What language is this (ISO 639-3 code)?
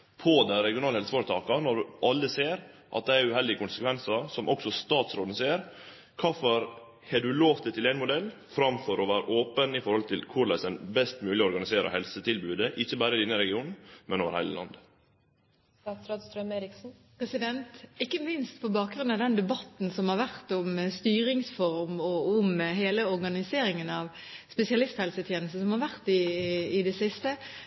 nor